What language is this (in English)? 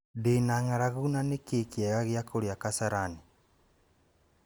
Kikuyu